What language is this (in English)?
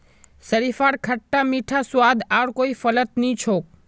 Magahi